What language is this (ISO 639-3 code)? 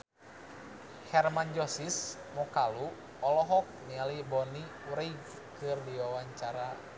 sun